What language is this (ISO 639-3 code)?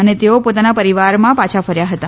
guj